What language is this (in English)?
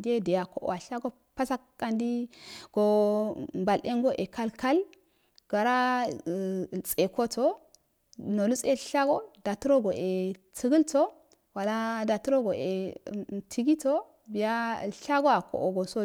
Afade